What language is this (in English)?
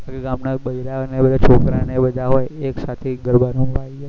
Gujarati